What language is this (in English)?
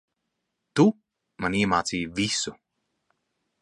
Latvian